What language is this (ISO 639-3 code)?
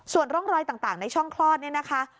tha